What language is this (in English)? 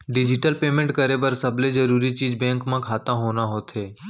Chhattisgarhi